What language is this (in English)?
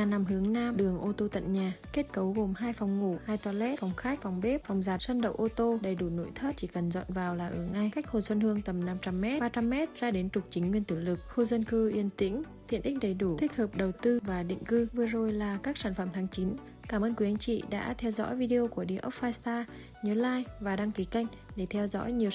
Vietnamese